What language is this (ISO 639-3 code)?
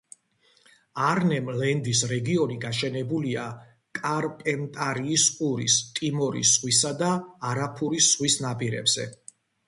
kat